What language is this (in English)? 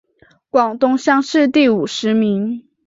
Chinese